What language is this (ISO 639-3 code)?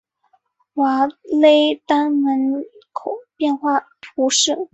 zho